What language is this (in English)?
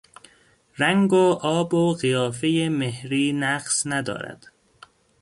Persian